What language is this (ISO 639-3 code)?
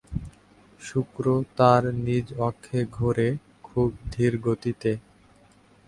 ben